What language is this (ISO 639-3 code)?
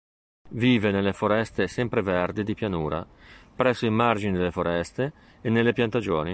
ita